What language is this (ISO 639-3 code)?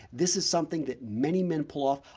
eng